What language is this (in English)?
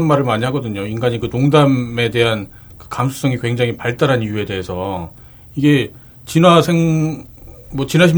Korean